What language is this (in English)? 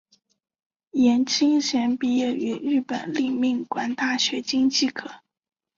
Chinese